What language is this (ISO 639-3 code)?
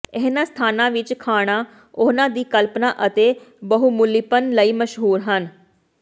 pan